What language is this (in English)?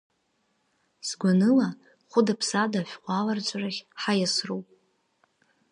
Abkhazian